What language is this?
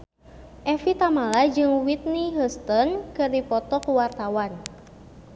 Sundanese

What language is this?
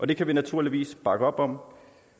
Danish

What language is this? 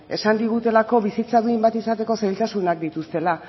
Basque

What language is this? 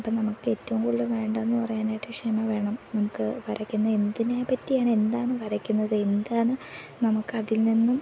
Malayalam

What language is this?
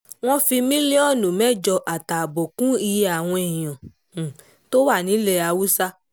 Yoruba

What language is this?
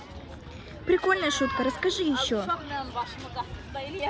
Russian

